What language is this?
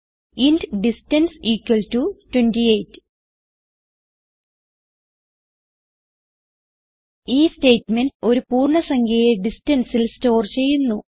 Malayalam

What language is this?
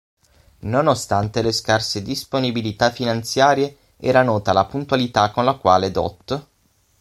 Italian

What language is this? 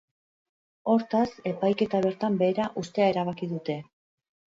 Basque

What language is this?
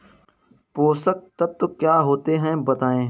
Hindi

